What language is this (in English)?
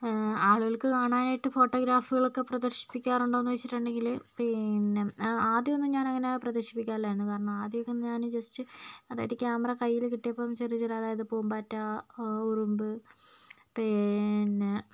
Malayalam